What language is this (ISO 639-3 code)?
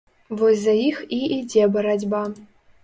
bel